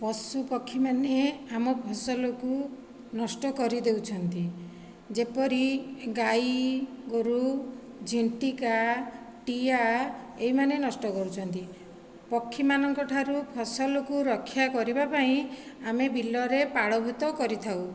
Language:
Odia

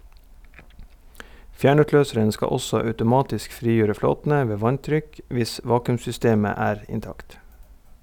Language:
Norwegian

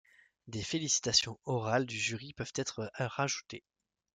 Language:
French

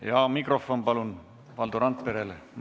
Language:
Estonian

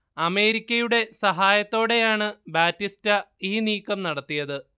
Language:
Malayalam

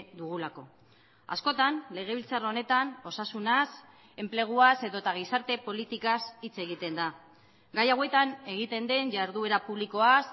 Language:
Basque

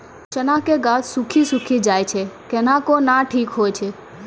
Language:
Maithili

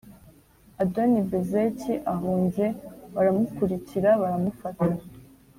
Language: Kinyarwanda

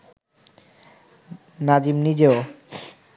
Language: Bangla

